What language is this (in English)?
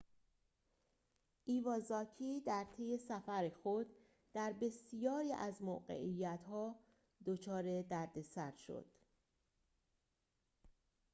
Persian